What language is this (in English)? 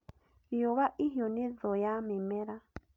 Kikuyu